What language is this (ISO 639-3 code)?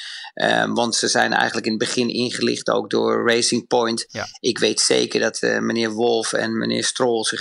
nld